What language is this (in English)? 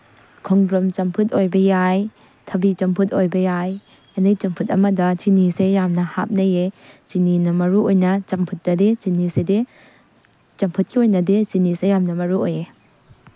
Manipuri